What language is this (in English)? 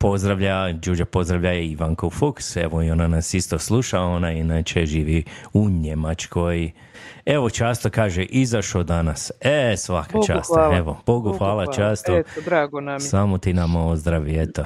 Croatian